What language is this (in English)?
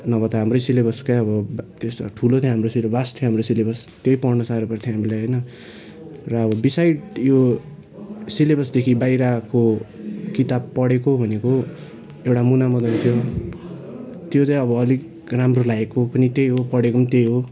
Nepali